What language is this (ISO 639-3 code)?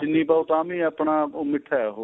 pan